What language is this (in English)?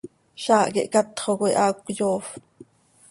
Seri